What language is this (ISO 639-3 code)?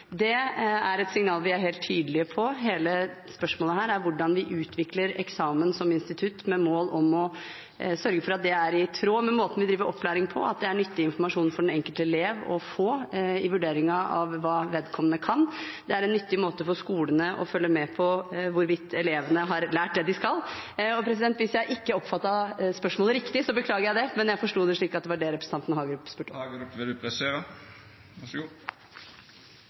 nor